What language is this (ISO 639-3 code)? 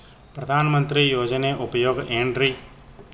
kan